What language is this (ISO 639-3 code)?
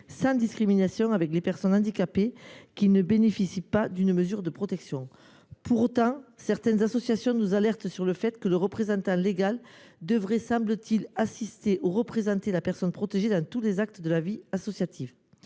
fra